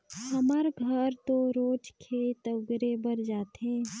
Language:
Chhattisgarhi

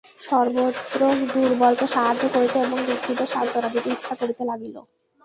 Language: Bangla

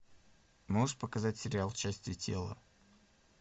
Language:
Russian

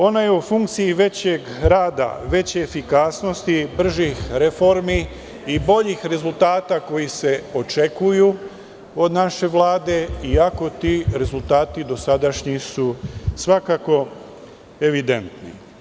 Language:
Serbian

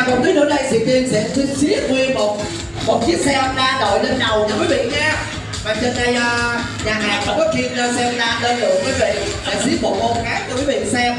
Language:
Vietnamese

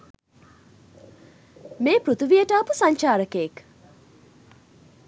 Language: Sinhala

